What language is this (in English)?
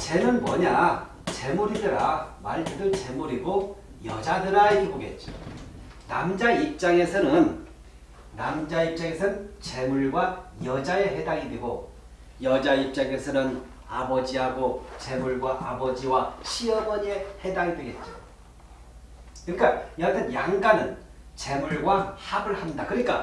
Korean